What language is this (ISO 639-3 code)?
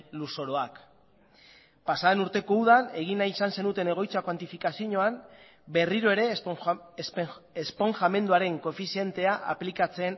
eus